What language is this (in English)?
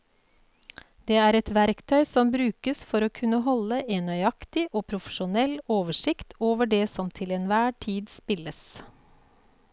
Norwegian